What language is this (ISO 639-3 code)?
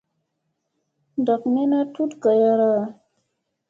mse